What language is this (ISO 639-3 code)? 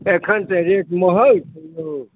mai